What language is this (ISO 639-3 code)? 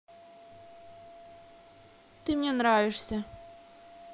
rus